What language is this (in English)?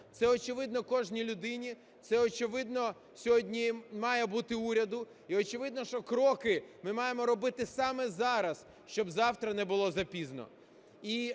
Ukrainian